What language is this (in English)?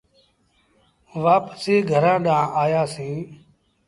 Sindhi Bhil